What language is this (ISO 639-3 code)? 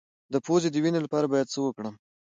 pus